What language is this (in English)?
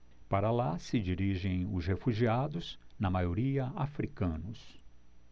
Portuguese